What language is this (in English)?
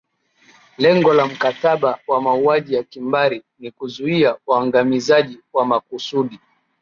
Swahili